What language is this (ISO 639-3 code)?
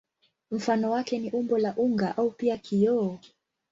swa